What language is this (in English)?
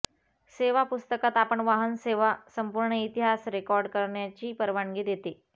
Marathi